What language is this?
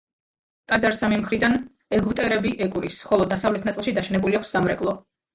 Georgian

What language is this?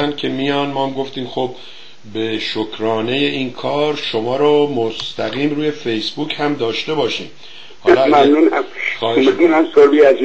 Persian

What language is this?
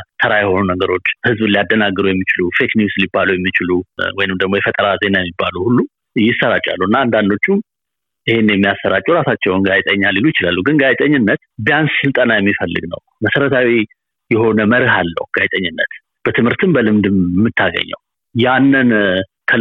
Amharic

